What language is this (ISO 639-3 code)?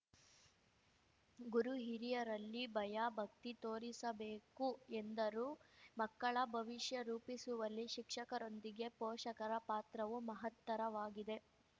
kan